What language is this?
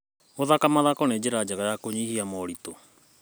Kikuyu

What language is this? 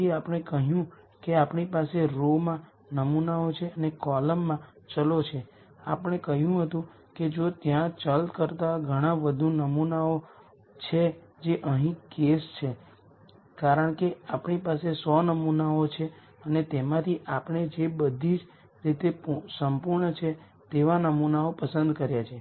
Gujarati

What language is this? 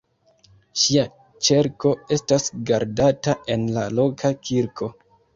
Esperanto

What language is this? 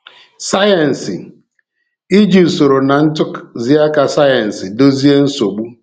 Igbo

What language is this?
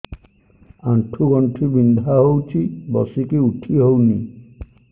Odia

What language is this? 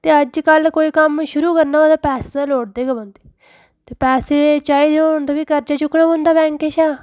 Dogri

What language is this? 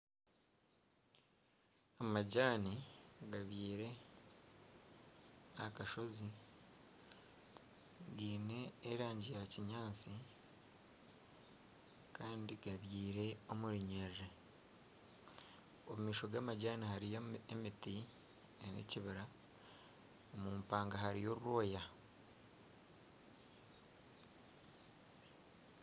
Nyankole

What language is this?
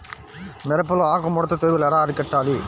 Telugu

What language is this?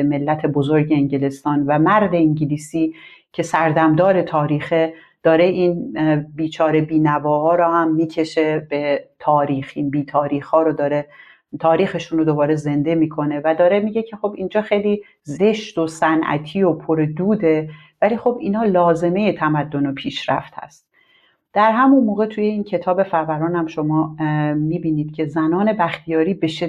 Persian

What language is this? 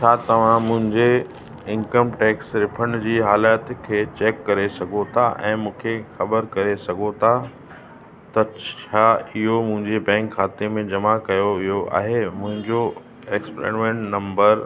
Sindhi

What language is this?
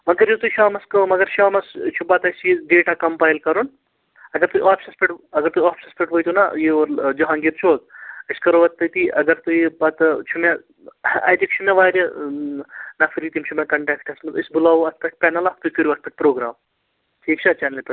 Kashmiri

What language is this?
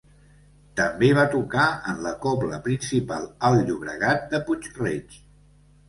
Catalan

